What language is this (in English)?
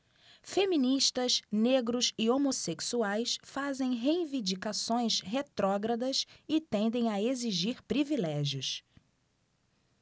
Portuguese